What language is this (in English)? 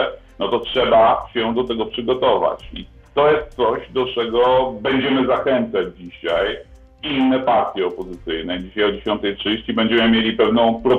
Polish